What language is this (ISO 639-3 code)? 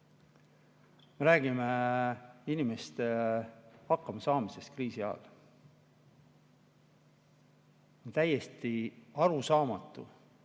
est